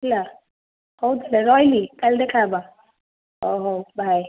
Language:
Odia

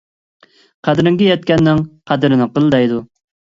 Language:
Uyghur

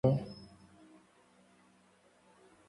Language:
Gen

